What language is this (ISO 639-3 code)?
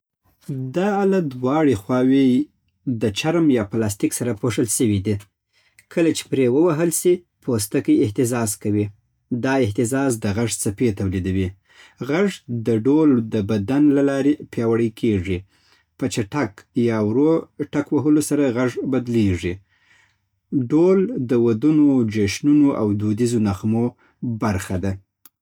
pbt